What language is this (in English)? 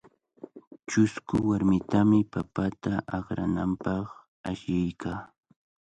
Cajatambo North Lima Quechua